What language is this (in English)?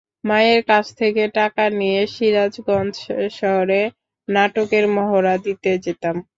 Bangla